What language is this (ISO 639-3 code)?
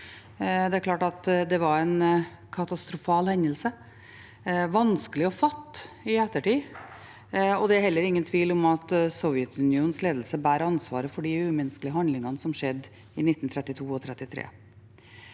nor